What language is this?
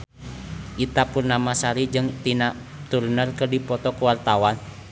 Sundanese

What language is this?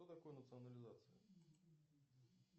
Russian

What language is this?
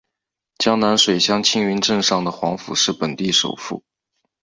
Chinese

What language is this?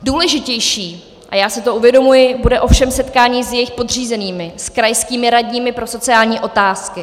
Czech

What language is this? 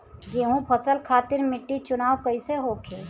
Bhojpuri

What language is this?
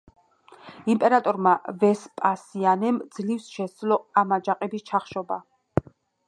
Georgian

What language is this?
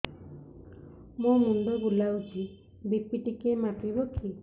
Odia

